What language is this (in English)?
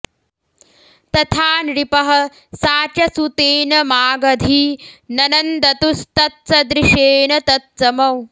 Sanskrit